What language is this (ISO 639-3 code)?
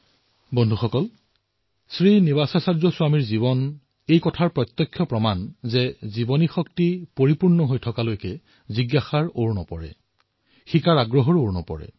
asm